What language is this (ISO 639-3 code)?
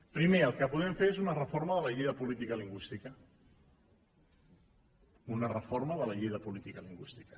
cat